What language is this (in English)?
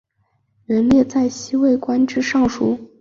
Chinese